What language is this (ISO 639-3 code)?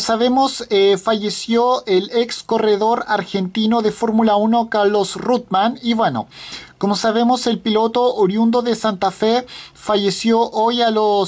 spa